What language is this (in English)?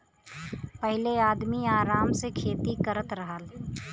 Bhojpuri